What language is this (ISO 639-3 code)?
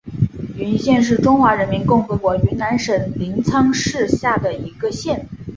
zho